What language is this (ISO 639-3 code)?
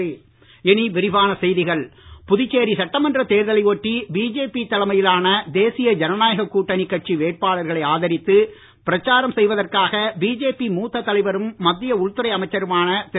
tam